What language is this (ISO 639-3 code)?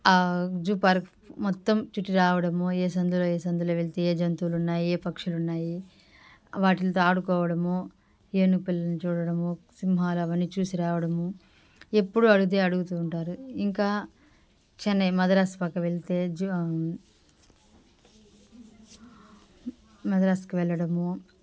tel